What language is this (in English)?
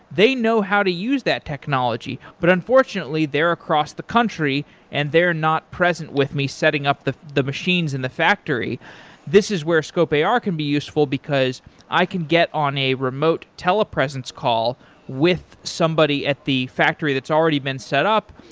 English